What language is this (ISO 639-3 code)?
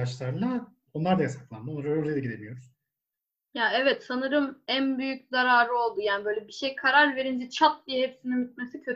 tur